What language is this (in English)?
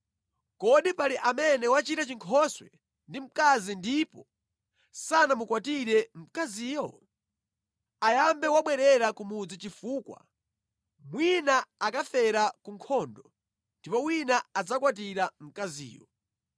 Nyanja